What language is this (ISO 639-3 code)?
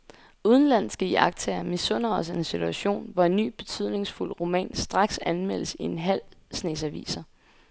dan